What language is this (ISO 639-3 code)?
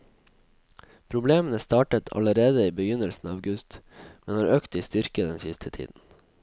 nor